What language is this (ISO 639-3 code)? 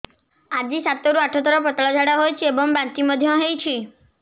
ori